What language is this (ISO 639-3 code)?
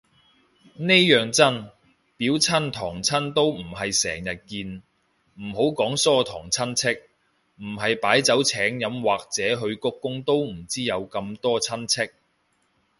yue